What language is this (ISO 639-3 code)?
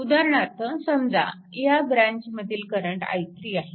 mar